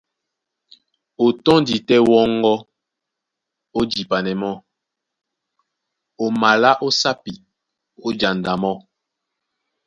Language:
Duala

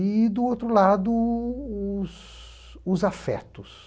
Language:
Portuguese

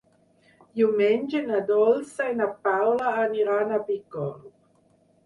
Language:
Catalan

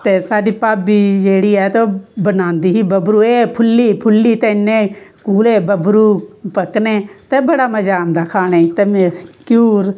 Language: Dogri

